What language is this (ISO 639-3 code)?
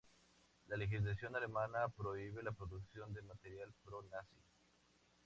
spa